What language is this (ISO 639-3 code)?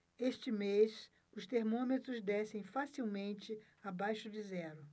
por